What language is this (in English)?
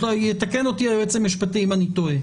Hebrew